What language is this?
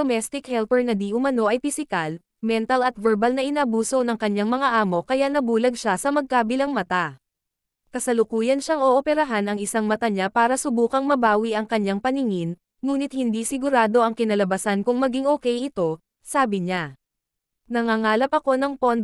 Filipino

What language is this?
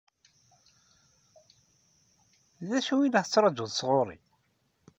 Kabyle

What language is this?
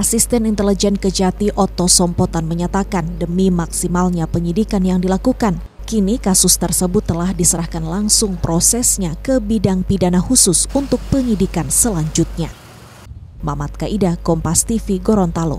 Indonesian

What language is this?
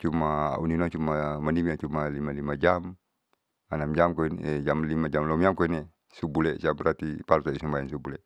Saleman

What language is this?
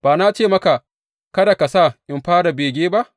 Hausa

